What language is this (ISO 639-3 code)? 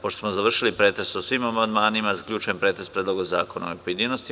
srp